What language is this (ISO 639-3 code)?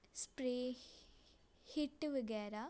pan